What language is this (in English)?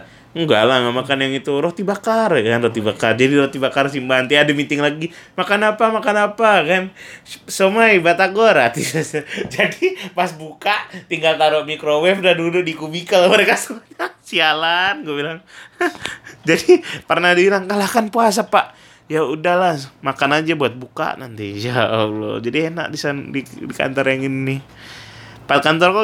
Indonesian